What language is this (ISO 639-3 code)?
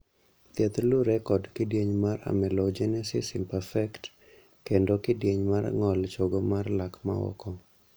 luo